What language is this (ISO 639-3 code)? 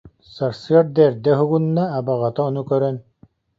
sah